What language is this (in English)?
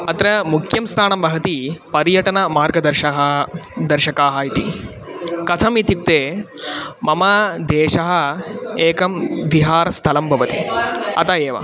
Sanskrit